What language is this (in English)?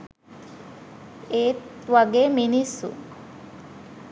Sinhala